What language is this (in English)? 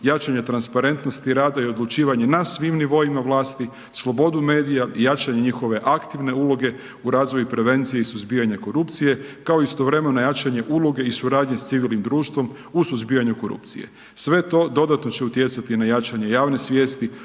Croatian